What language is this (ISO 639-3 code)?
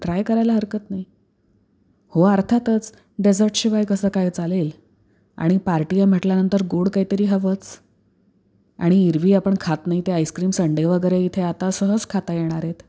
mar